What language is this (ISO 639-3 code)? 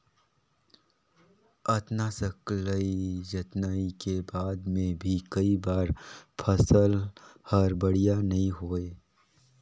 hne